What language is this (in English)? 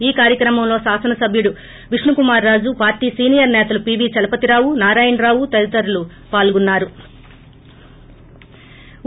Telugu